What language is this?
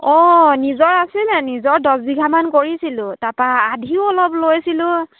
Assamese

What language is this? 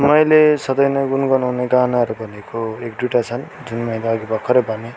Nepali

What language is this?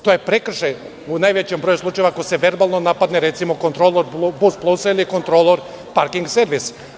Serbian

